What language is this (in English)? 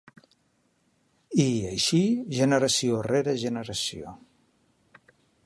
Catalan